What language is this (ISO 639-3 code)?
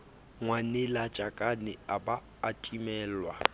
sot